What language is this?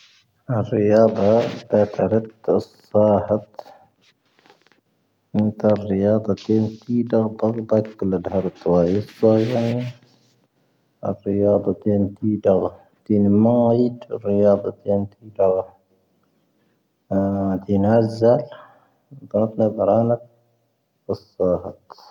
Tahaggart Tamahaq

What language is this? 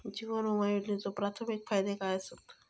Marathi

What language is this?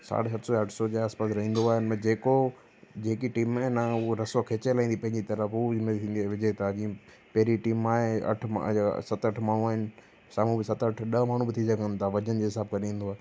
Sindhi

